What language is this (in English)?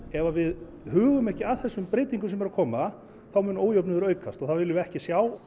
Icelandic